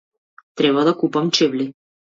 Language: Macedonian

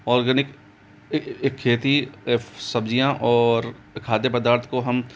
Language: Hindi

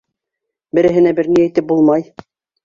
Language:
Bashkir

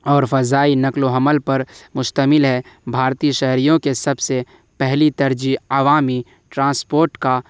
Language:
Urdu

